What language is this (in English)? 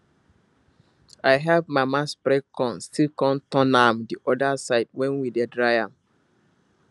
Nigerian Pidgin